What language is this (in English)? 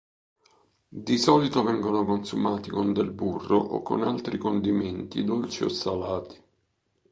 Italian